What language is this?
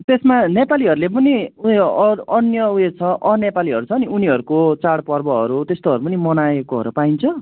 Nepali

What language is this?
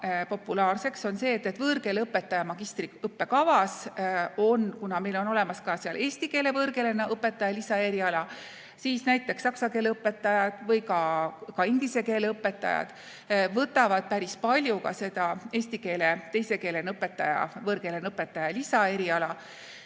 Estonian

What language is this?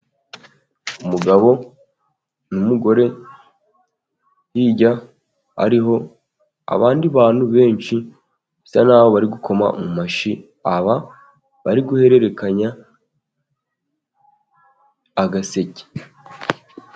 Kinyarwanda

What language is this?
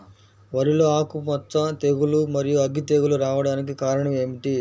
Telugu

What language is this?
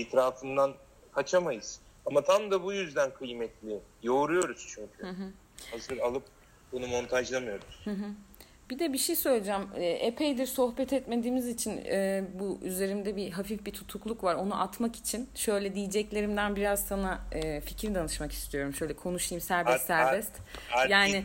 Turkish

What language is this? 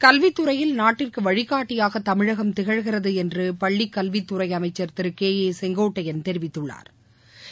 Tamil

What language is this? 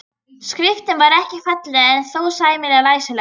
Icelandic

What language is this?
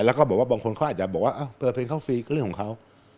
Thai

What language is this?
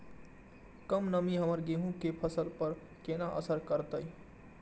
Maithili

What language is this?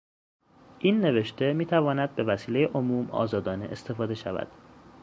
Persian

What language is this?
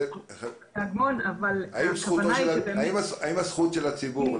Hebrew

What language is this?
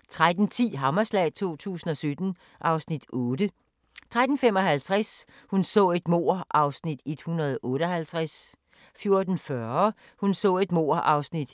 Danish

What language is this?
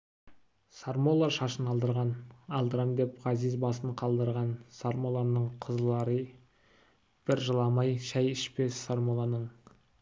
Kazakh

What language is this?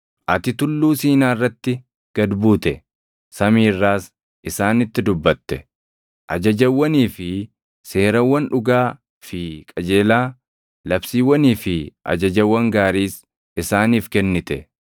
Oromo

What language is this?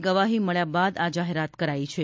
Gujarati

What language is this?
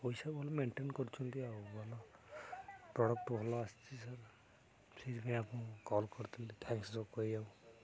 Odia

